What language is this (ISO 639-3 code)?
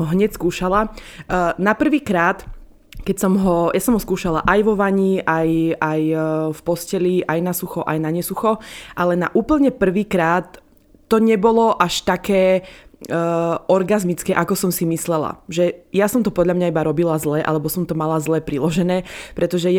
slk